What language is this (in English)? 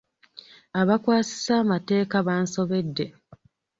Ganda